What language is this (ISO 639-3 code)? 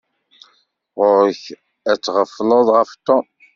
kab